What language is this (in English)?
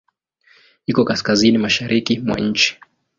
Swahili